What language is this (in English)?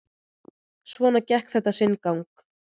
Icelandic